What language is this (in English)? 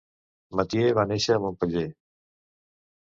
Catalan